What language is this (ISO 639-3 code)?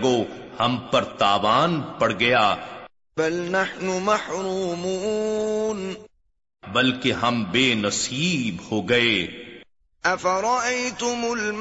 urd